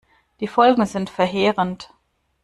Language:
German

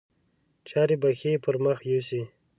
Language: Pashto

